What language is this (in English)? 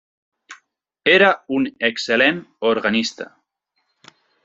Catalan